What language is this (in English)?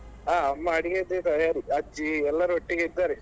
Kannada